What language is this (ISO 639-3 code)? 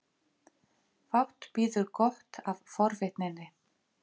isl